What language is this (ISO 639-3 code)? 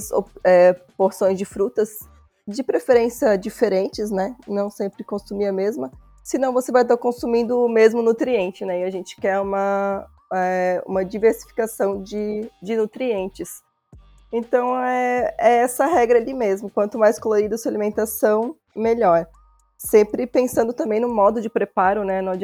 por